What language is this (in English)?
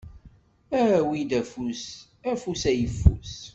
Kabyle